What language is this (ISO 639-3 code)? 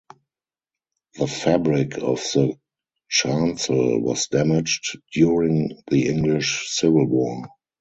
eng